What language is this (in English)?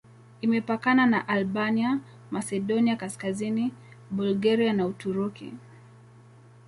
Swahili